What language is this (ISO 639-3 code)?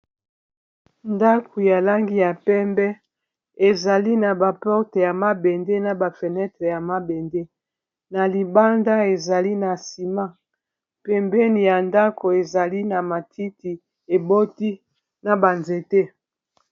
lin